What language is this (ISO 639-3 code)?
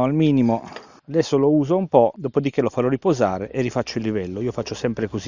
ita